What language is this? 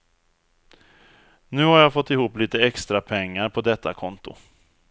Swedish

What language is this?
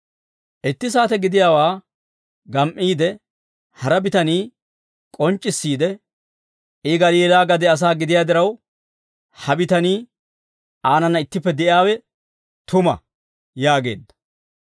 Dawro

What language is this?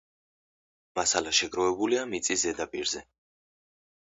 Georgian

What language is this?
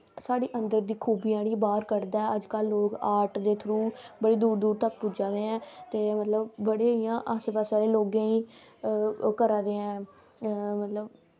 Dogri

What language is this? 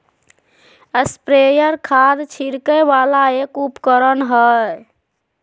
Magahi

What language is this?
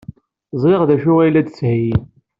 Kabyle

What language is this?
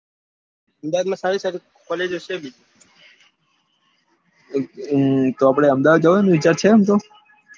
Gujarati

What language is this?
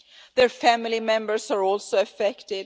English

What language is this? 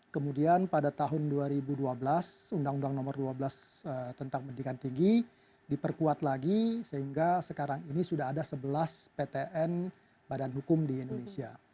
Indonesian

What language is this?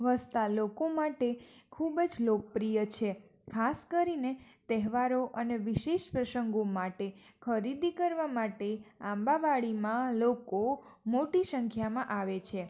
Gujarati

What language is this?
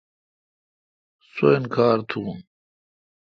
Kalkoti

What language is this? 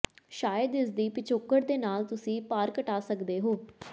Punjabi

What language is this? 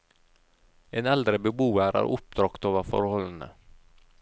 Norwegian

